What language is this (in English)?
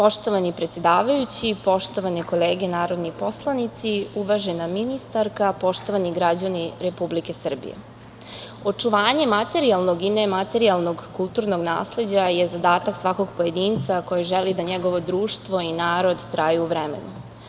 Serbian